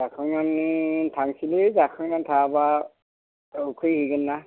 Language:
Bodo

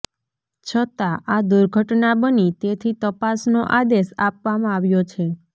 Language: Gujarati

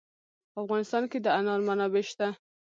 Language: Pashto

